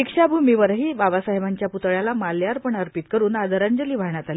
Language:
Marathi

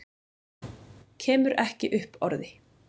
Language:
Icelandic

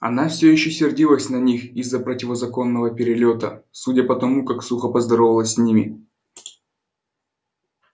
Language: Russian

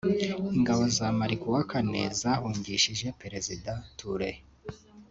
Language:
Kinyarwanda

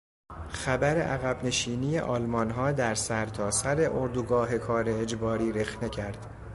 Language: Persian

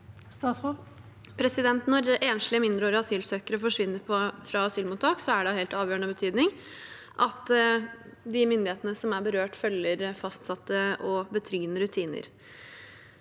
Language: Norwegian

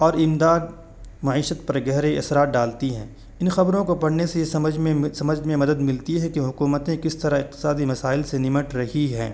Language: Urdu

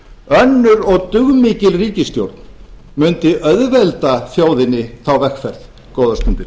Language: Icelandic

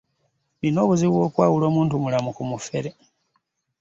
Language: Ganda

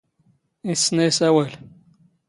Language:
Standard Moroccan Tamazight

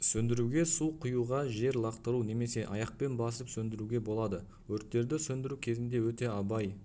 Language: Kazakh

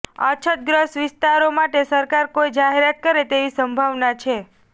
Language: Gujarati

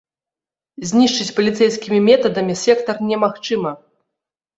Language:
Belarusian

